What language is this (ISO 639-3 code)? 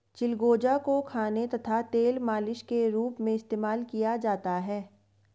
hin